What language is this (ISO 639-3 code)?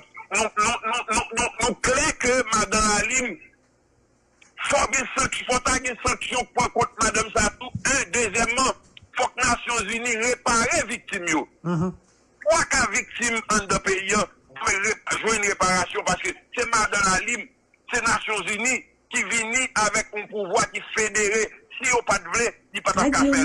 fra